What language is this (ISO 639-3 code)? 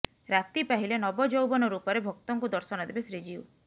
ori